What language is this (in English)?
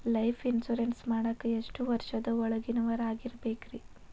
Kannada